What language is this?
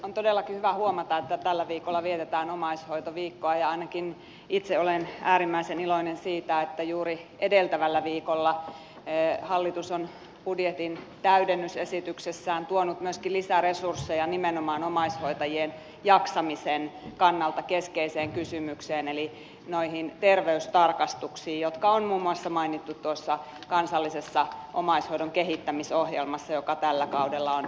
Finnish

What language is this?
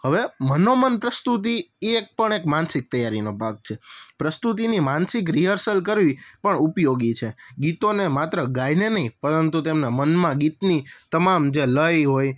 Gujarati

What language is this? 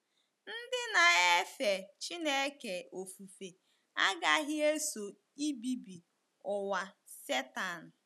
Igbo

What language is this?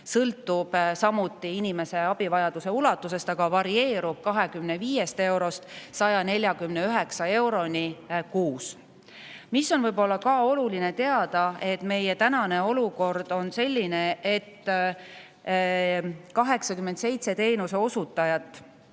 Estonian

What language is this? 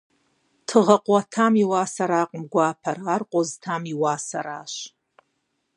Kabardian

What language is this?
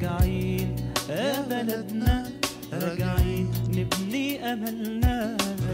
Arabic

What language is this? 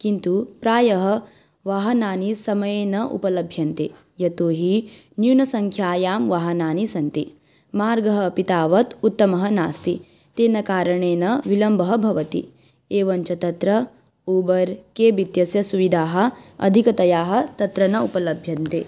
Sanskrit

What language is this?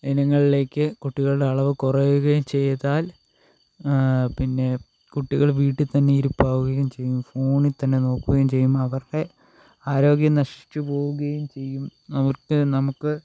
Malayalam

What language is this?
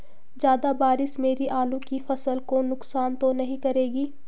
Hindi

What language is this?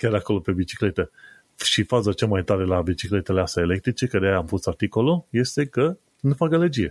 Romanian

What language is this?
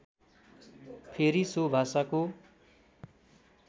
Nepali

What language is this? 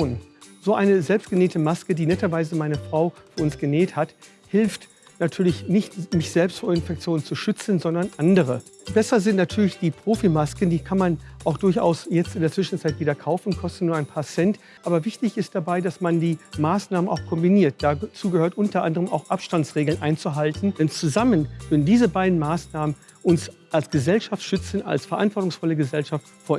German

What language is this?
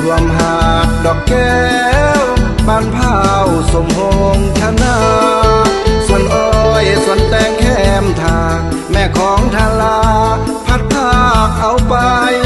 Thai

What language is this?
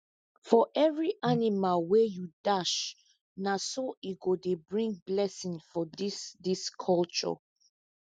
Nigerian Pidgin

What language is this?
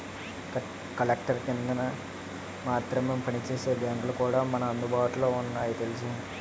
Telugu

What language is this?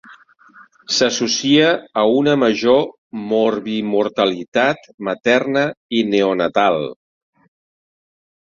Catalan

